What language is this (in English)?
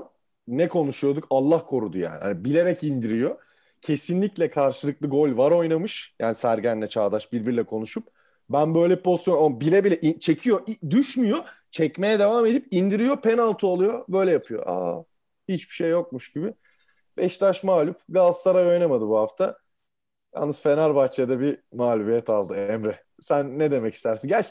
Turkish